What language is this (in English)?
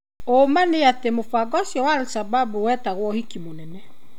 Kikuyu